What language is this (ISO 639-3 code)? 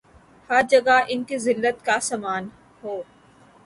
urd